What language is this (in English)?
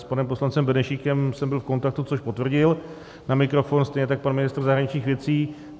Czech